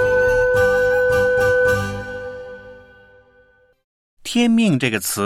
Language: Chinese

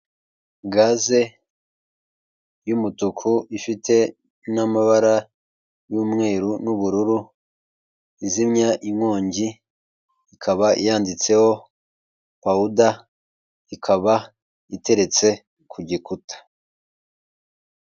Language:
Kinyarwanda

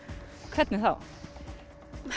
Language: Icelandic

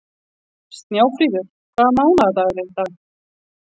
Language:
Icelandic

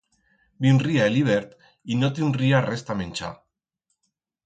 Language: Aragonese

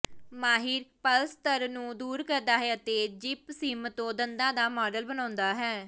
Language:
Punjabi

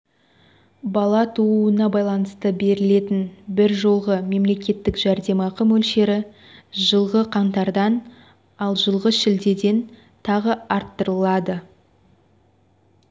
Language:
Kazakh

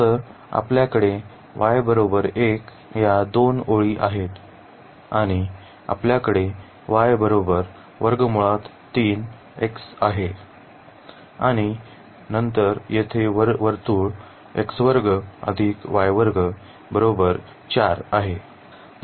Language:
Marathi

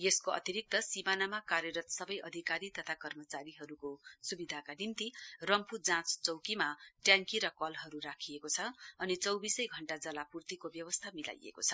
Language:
Nepali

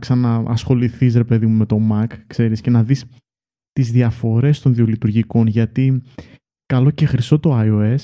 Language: Greek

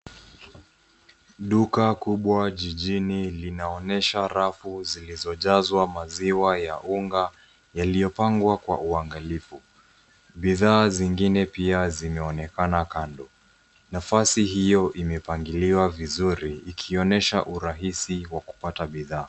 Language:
Swahili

